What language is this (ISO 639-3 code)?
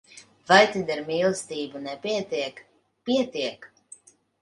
lav